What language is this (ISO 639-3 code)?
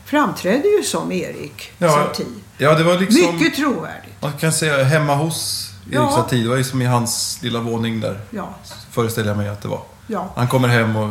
swe